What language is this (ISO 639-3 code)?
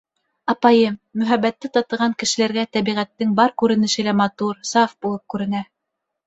bak